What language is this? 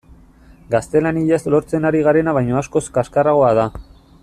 Basque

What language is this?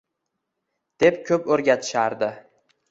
Uzbek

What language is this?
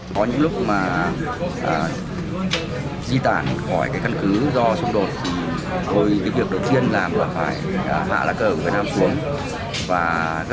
Vietnamese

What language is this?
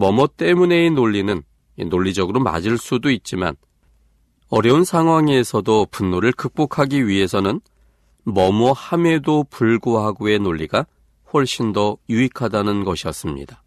Korean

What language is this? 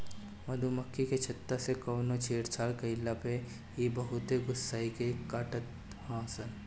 Bhojpuri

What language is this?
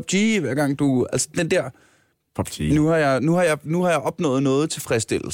Danish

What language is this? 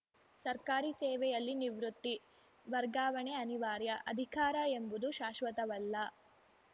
Kannada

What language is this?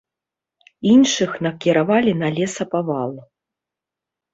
Belarusian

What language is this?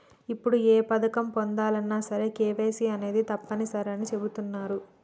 Telugu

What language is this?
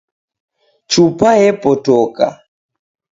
Taita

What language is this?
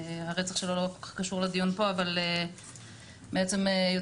Hebrew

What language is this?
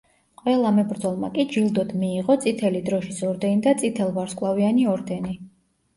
Georgian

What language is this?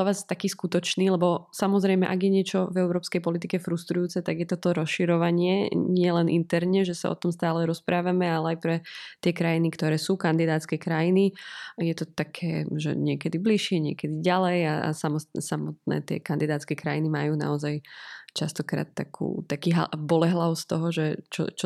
Slovak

